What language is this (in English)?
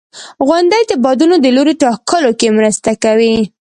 Pashto